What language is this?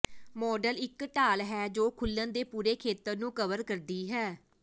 Punjabi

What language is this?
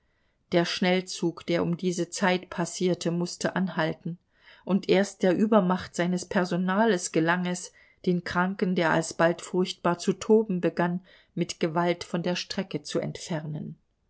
German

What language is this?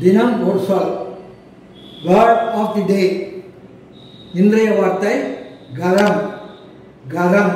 Turkish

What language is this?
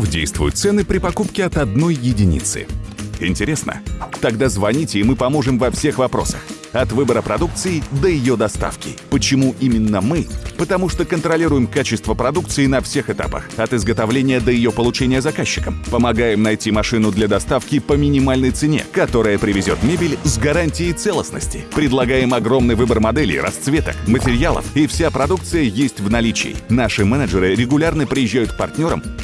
Russian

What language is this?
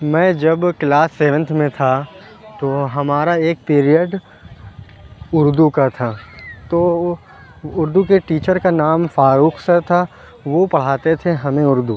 Urdu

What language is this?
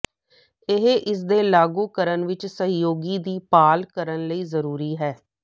Punjabi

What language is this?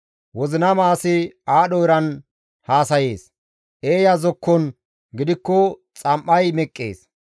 Gamo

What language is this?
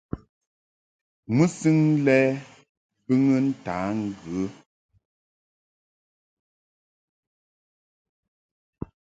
Mungaka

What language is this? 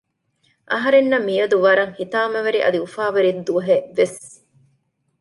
Divehi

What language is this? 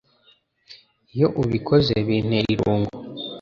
Kinyarwanda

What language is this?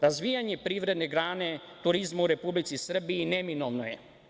Serbian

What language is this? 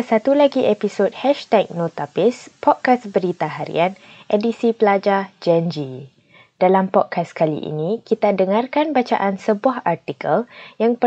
Malay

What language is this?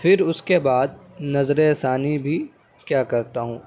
Urdu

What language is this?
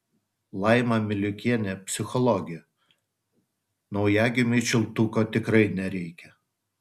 Lithuanian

